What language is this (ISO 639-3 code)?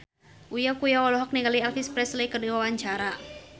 sun